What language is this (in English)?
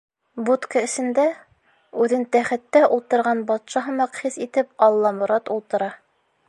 Bashkir